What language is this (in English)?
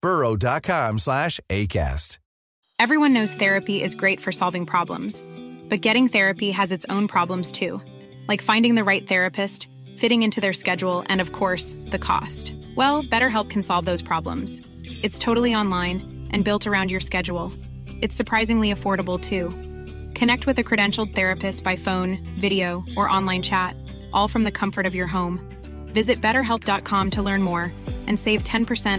Urdu